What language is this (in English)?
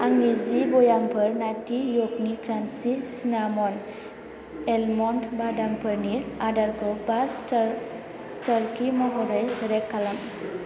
Bodo